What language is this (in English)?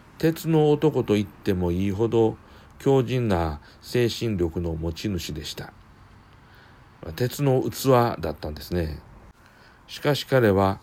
Japanese